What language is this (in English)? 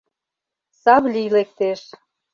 Mari